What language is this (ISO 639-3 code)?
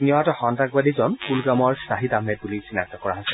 asm